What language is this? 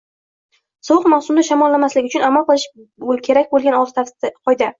Uzbek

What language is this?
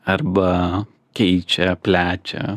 Lithuanian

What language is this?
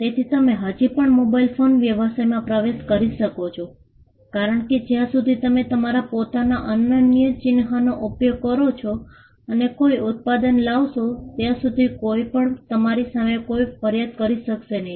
Gujarati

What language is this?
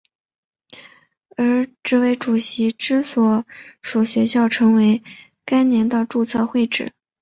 Chinese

